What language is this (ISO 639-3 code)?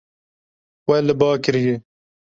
kur